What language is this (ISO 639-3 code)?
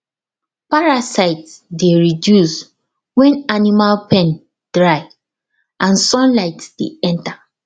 pcm